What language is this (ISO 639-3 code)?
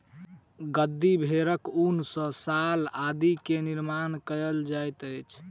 mai